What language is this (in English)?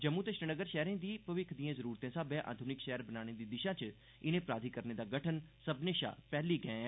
Dogri